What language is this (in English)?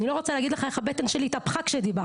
Hebrew